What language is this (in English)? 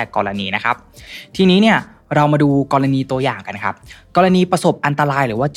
Thai